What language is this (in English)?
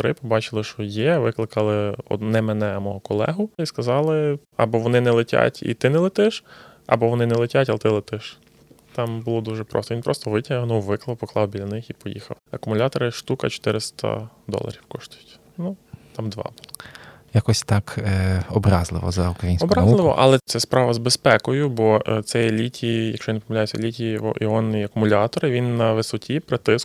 Ukrainian